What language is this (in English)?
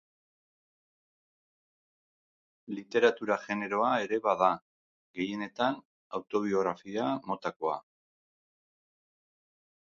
Basque